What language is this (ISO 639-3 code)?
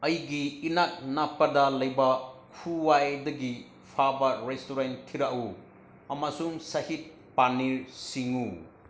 mni